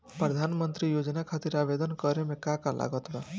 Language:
Bhojpuri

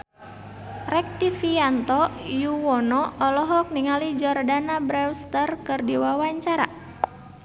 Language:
Sundanese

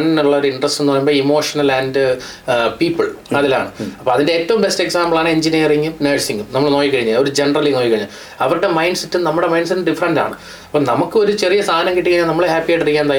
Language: Malayalam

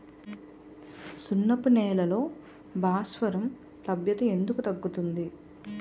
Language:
Telugu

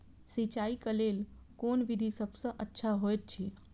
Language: Maithili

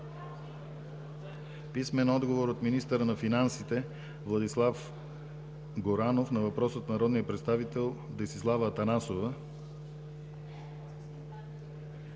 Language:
Bulgarian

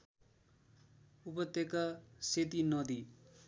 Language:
Nepali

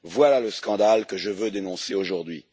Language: French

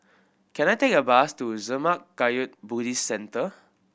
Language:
English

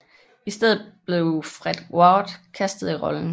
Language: Danish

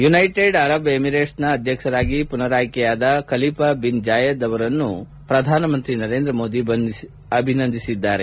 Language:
Kannada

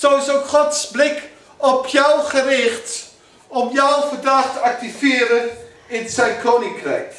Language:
Dutch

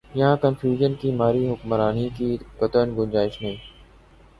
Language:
Urdu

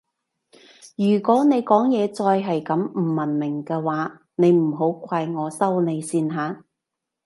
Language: Cantonese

